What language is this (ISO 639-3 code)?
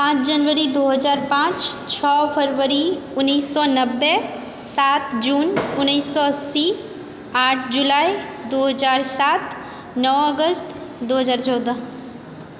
mai